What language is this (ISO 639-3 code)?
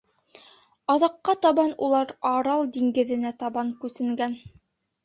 bak